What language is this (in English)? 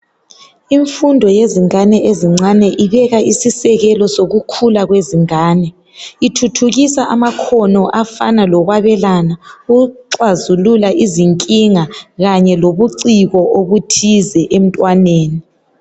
North Ndebele